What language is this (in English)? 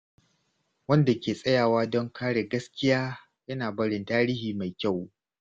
Hausa